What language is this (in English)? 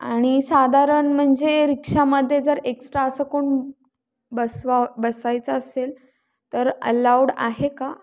Marathi